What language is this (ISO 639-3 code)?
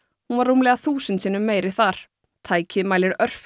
isl